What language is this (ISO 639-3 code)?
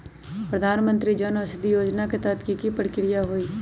mag